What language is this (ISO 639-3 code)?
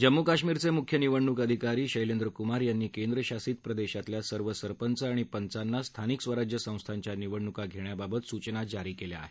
mar